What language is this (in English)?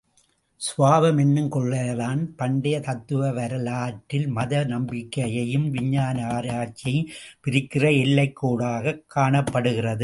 Tamil